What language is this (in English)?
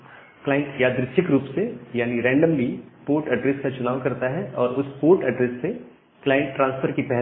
Hindi